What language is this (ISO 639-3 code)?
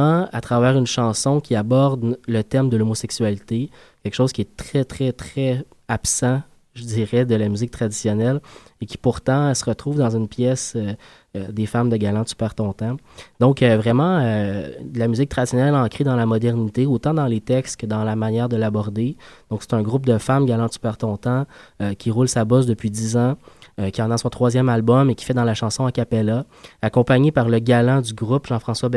fra